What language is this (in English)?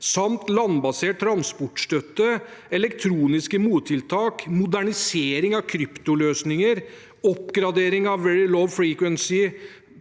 Norwegian